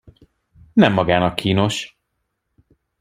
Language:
Hungarian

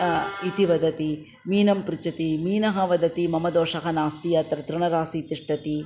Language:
Sanskrit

